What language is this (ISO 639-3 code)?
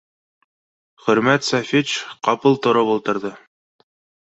bak